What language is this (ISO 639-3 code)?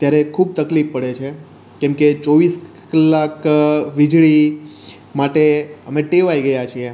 guj